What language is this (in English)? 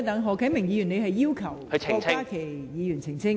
Cantonese